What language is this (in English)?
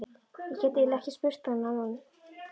Icelandic